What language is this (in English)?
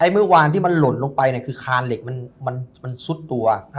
Thai